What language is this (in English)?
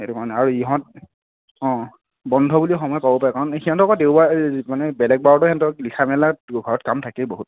Assamese